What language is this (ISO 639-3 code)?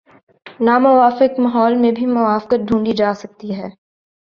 urd